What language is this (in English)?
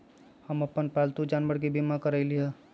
Magahi